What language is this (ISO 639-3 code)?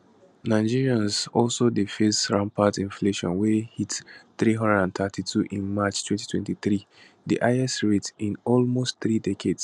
pcm